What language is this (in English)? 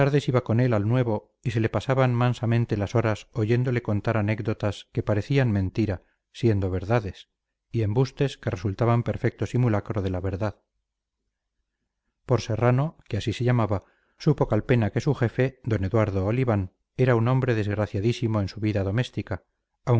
Spanish